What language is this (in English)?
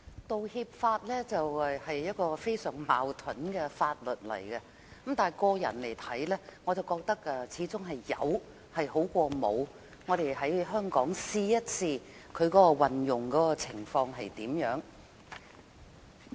Cantonese